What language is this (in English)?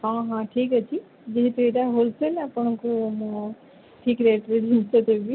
Odia